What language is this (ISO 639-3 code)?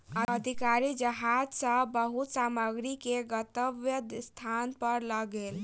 mai